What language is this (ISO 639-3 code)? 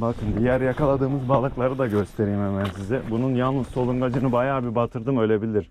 tur